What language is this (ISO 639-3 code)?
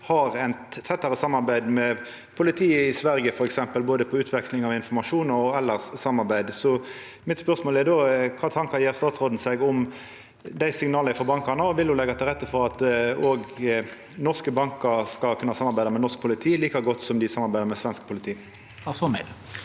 nor